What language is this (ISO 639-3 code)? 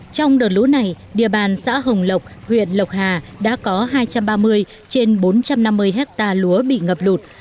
vie